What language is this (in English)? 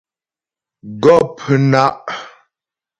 Ghomala